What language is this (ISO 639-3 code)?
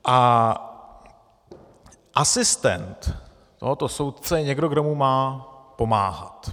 ces